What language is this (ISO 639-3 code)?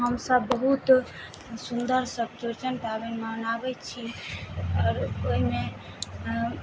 mai